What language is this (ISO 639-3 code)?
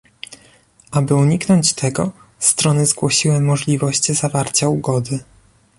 pol